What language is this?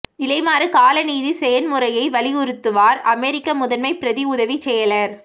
Tamil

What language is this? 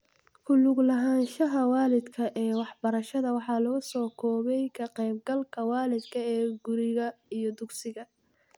Somali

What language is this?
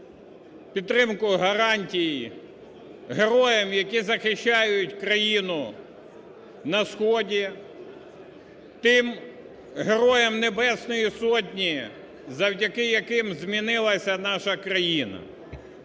Ukrainian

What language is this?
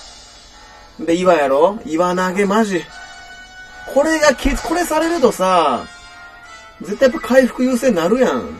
Japanese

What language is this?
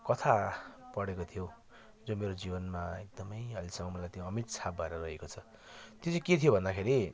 Nepali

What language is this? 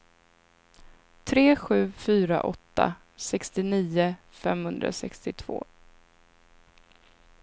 Swedish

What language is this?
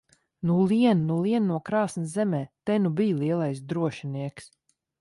Latvian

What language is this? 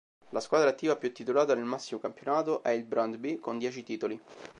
Italian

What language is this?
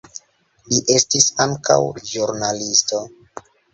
Esperanto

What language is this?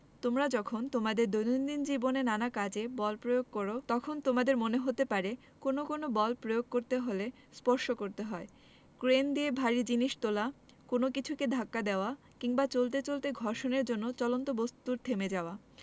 Bangla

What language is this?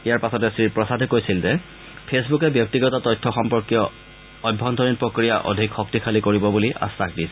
Assamese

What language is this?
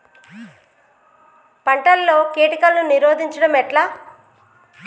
Telugu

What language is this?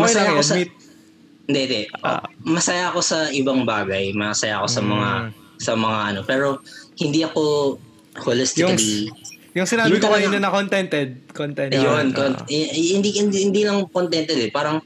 Filipino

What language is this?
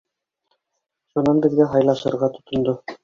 Bashkir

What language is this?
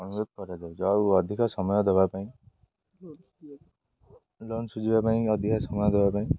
Odia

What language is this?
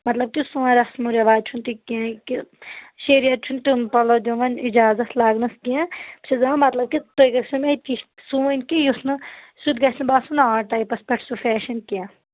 Kashmiri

